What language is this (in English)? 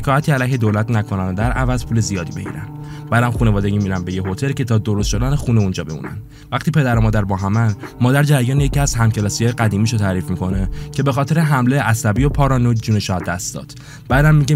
Persian